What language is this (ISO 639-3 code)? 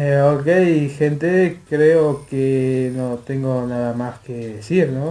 spa